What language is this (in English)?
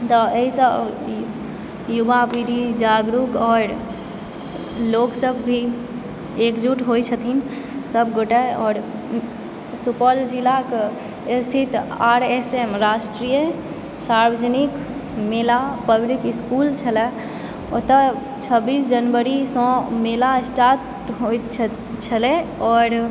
Maithili